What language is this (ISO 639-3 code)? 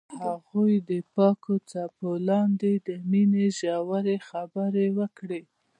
pus